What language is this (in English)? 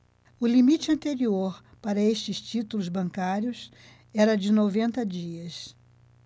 Portuguese